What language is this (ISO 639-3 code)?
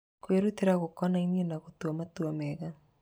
kik